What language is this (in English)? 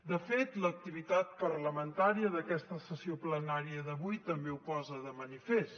Catalan